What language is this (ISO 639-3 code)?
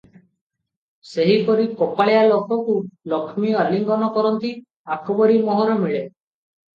ori